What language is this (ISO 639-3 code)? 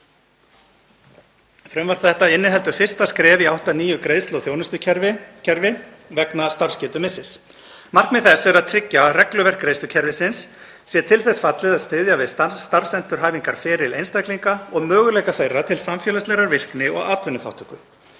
isl